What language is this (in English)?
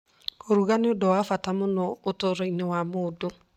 Kikuyu